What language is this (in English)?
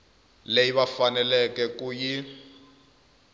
Tsonga